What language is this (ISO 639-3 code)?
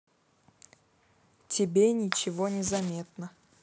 rus